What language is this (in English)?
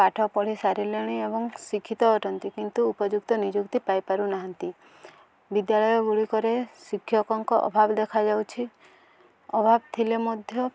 Odia